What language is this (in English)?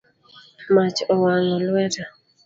Luo (Kenya and Tanzania)